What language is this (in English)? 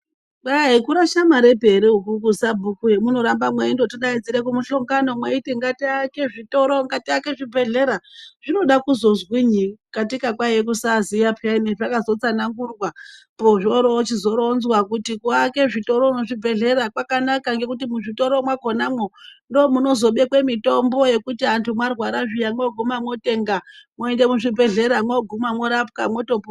Ndau